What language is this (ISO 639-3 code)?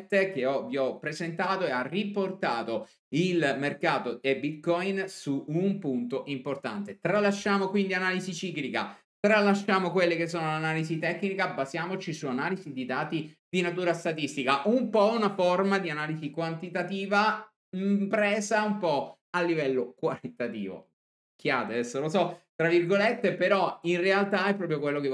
ita